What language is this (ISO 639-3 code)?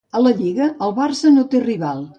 cat